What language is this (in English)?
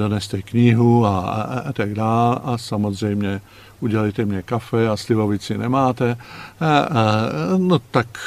Czech